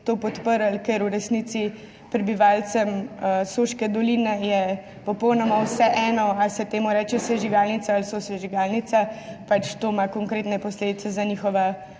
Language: Slovenian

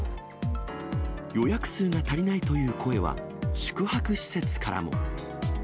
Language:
Japanese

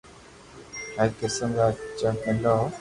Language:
Loarki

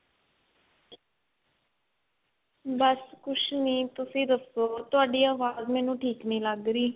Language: Punjabi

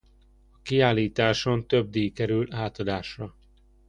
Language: Hungarian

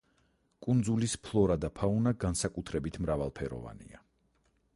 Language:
Georgian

